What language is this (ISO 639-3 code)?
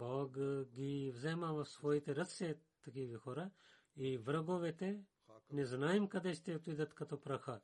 bul